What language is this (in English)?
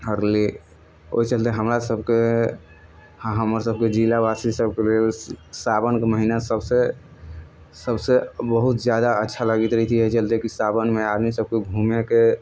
Maithili